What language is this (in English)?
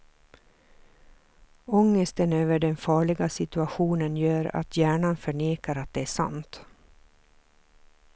Swedish